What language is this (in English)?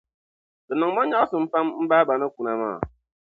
Dagbani